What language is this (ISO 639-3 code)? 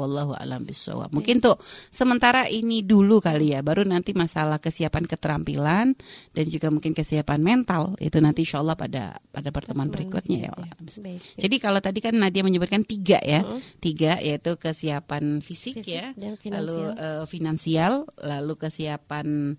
ind